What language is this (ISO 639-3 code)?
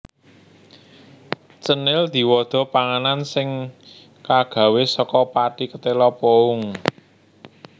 jav